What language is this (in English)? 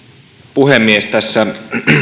Finnish